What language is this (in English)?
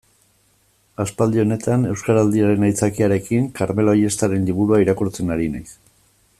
Basque